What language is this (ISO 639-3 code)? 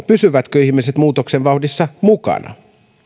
fin